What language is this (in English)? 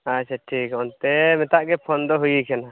Santali